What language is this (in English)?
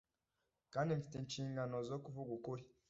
Kinyarwanda